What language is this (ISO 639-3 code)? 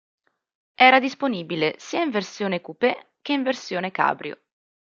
ita